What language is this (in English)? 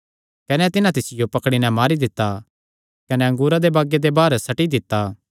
Kangri